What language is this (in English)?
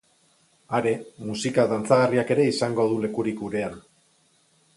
Basque